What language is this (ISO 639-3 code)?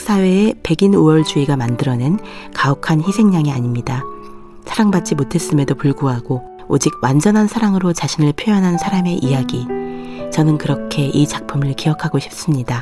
kor